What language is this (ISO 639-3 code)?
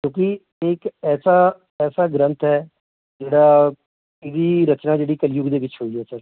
pan